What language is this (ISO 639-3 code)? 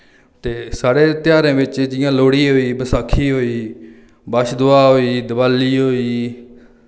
doi